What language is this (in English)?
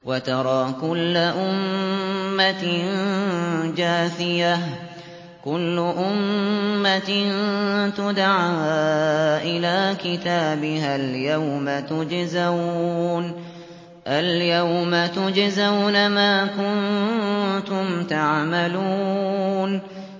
Arabic